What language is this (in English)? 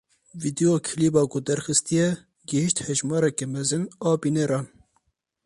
Kurdish